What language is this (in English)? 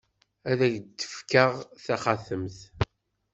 Kabyle